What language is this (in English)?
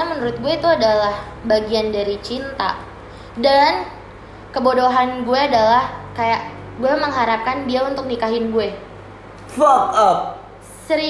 Indonesian